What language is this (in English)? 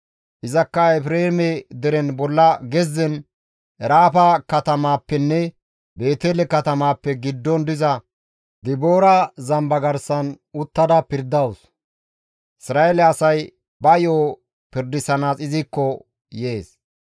Gamo